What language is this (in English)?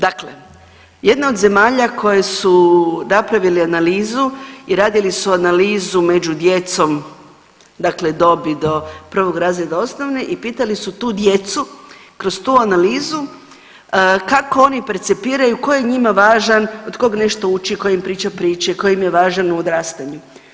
Croatian